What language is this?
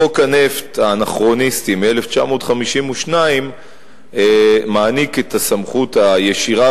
Hebrew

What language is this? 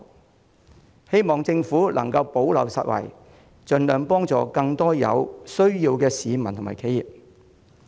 Cantonese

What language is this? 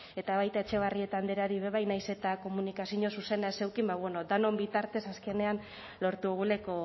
Basque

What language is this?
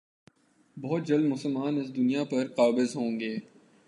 Urdu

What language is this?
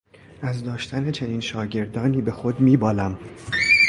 Persian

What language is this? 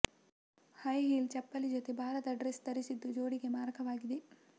Kannada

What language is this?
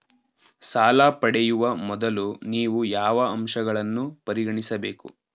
Kannada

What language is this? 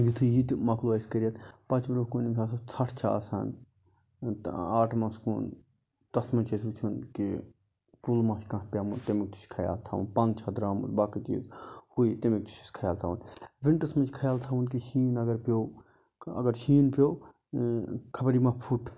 Kashmiri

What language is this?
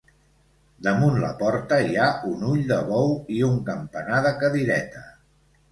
Catalan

